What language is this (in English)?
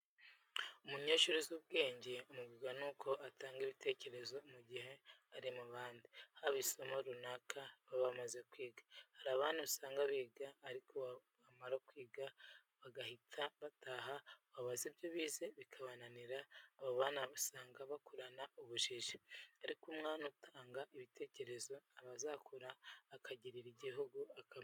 Kinyarwanda